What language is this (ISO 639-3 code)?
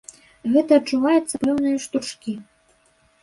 bel